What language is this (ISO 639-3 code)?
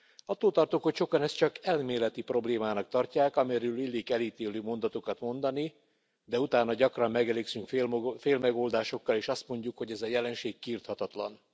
hun